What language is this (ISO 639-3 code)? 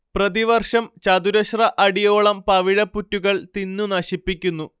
mal